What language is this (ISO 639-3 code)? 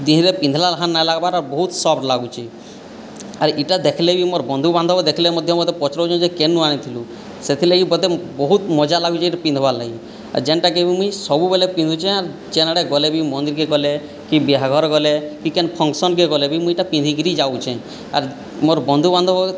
ori